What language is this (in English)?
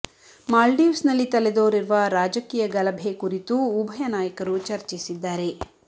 Kannada